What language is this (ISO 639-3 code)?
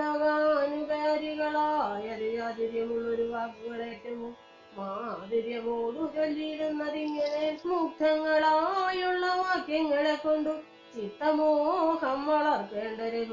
mal